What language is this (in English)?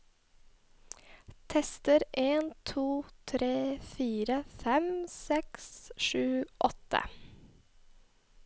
Norwegian